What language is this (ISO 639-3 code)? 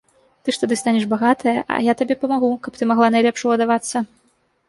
bel